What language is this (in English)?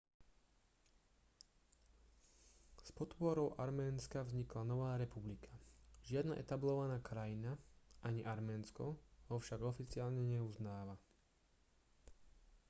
Slovak